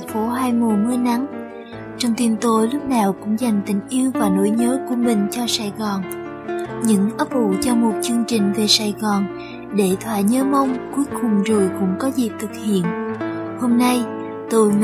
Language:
Vietnamese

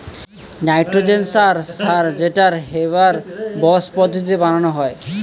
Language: Bangla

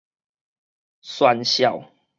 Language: Min Nan Chinese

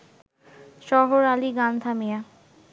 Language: Bangla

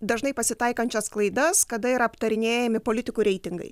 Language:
Lithuanian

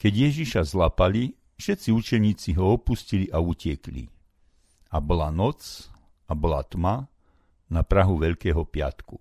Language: Slovak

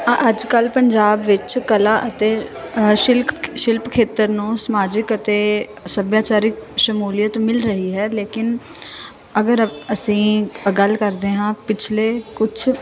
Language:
Punjabi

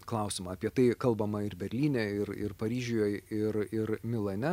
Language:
Lithuanian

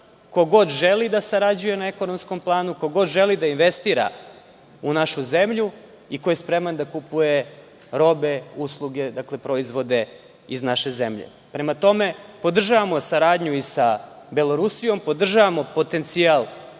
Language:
Serbian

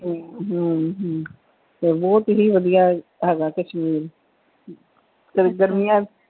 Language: Punjabi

